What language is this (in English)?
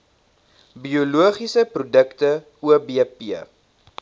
Afrikaans